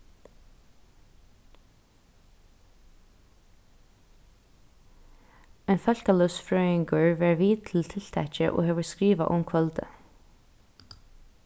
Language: Faroese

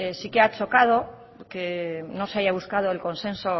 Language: Spanish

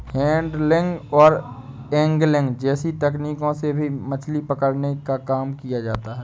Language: Hindi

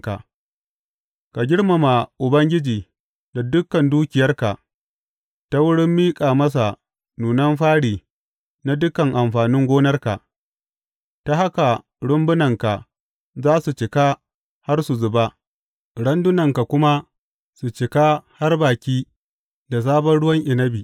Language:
Hausa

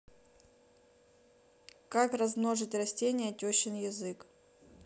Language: Russian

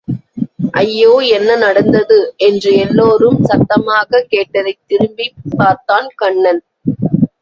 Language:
Tamil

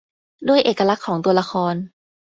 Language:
Thai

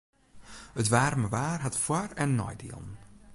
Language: Western Frisian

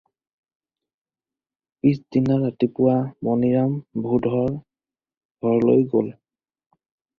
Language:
Assamese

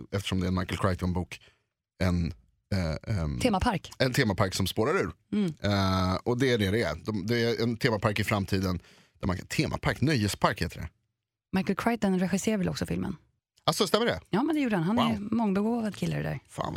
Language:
Swedish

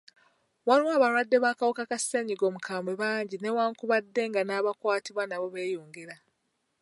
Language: Ganda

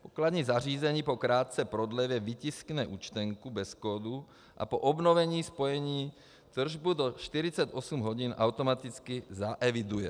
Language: Czech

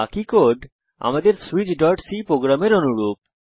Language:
Bangla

